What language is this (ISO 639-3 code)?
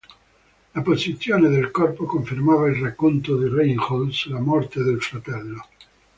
ita